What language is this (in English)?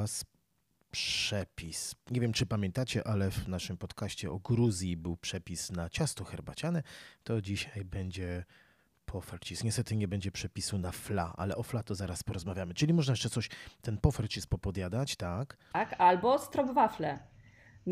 Polish